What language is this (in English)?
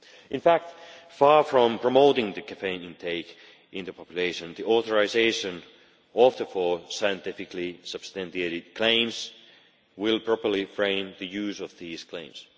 English